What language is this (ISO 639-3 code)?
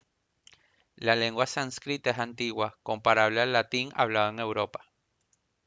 spa